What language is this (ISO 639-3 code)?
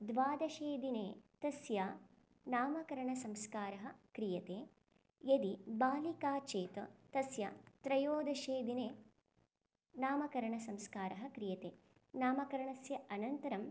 san